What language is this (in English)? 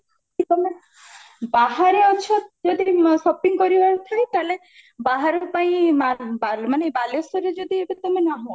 Odia